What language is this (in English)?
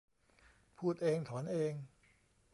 Thai